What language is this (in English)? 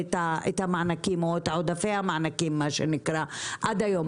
Hebrew